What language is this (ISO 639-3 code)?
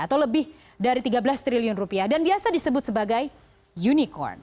ind